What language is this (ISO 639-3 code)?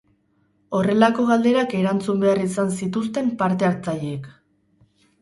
eus